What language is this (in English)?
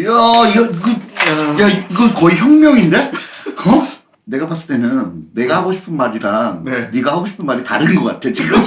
Korean